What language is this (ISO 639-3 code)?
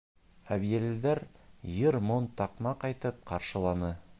bak